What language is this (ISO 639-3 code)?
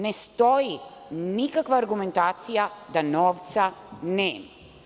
srp